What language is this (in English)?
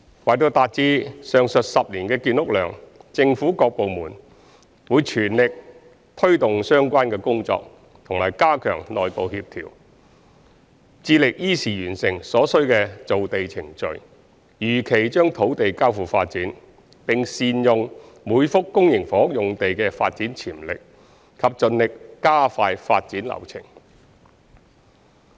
Cantonese